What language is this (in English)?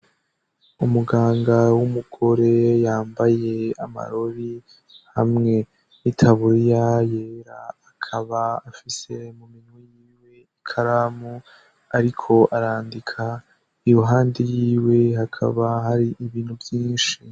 Rundi